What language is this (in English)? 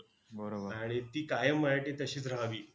Marathi